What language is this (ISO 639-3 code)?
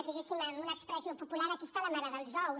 cat